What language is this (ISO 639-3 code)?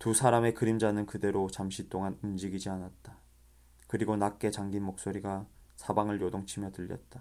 kor